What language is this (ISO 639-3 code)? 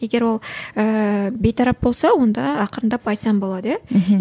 kaz